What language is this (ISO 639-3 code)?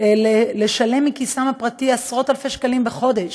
heb